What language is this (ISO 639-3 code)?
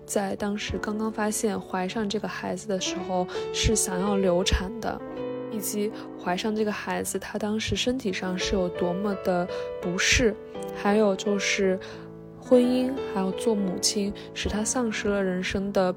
zho